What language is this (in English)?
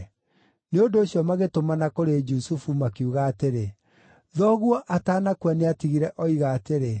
Kikuyu